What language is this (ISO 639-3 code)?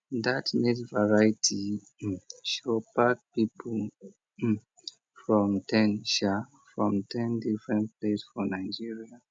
pcm